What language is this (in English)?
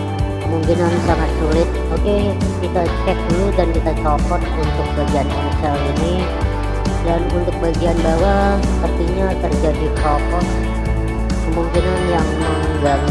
Indonesian